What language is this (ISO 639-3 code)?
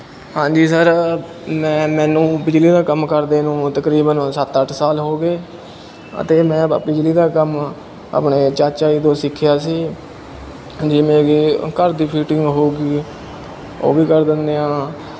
pan